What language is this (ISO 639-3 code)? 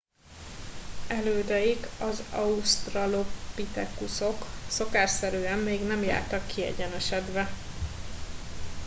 hun